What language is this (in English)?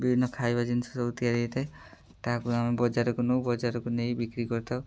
Odia